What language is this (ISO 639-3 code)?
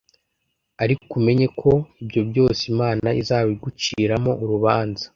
kin